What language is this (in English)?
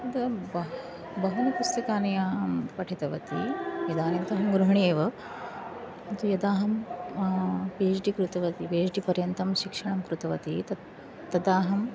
Sanskrit